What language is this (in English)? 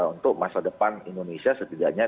Indonesian